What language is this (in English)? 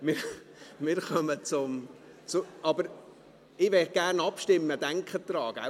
Swiss German